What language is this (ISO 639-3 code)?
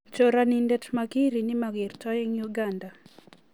kln